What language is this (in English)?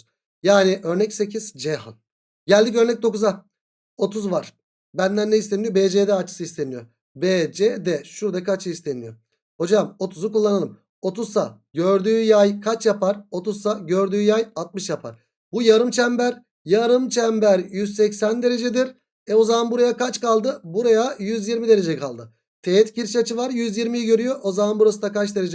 Turkish